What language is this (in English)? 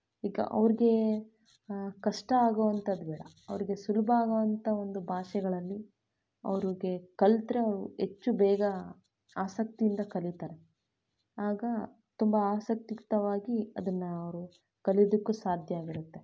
Kannada